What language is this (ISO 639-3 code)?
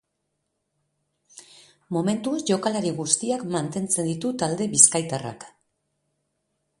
eus